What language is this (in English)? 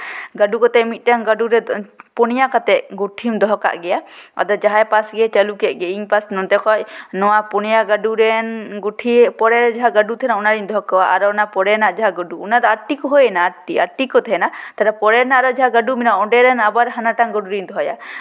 Santali